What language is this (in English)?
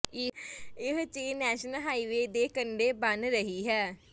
Punjabi